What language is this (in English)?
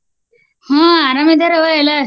Kannada